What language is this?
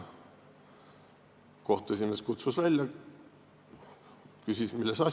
Estonian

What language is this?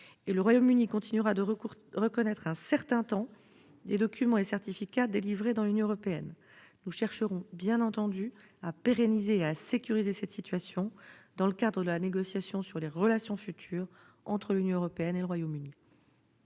French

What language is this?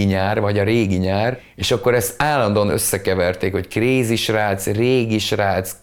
Hungarian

